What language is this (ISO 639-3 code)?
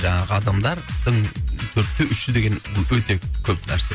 kaz